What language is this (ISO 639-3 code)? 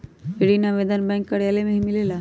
mag